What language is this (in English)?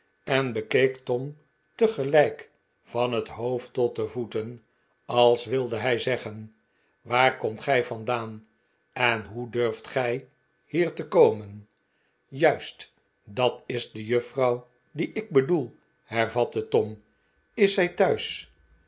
Dutch